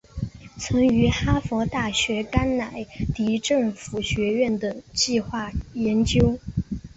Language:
Chinese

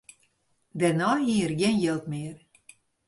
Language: Western Frisian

